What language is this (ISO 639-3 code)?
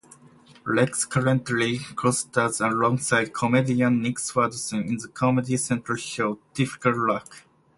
eng